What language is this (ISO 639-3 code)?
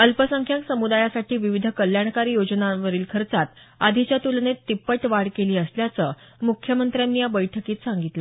mar